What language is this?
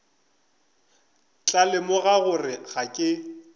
Northern Sotho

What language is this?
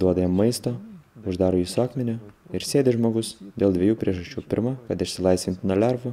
Lithuanian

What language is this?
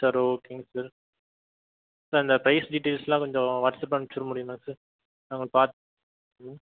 Tamil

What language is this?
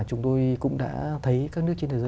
Vietnamese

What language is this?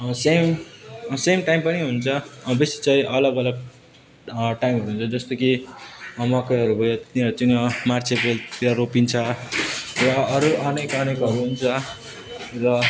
Nepali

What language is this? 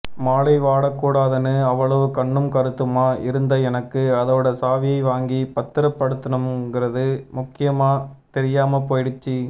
Tamil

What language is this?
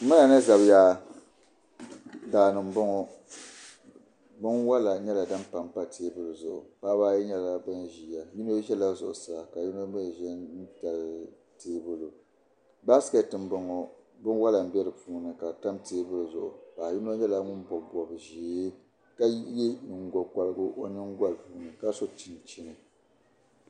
Dagbani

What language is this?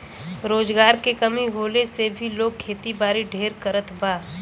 Bhojpuri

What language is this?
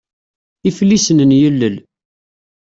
Kabyle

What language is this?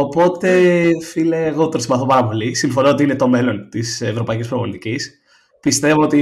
Greek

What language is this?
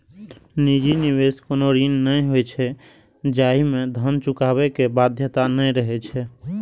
Maithili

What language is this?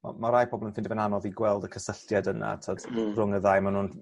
Welsh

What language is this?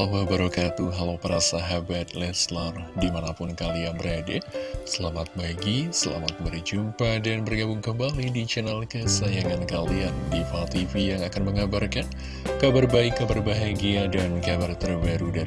Indonesian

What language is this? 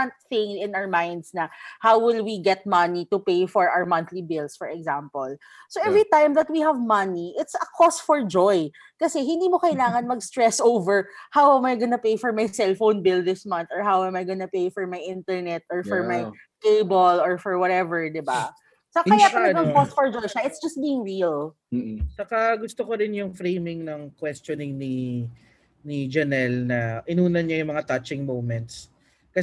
Filipino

